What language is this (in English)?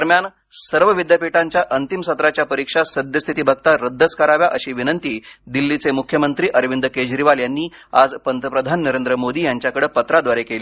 Marathi